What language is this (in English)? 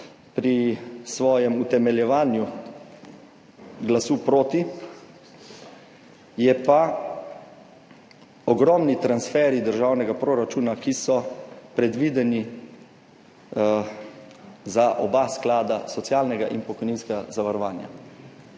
Slovenian